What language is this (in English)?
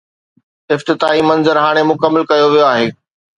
Sindhi